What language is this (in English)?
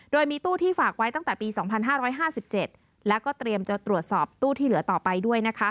Thai